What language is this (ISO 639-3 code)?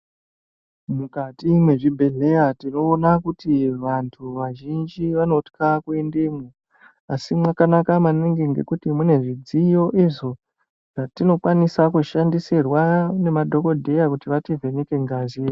ndc